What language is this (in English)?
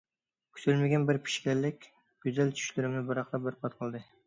Uyghur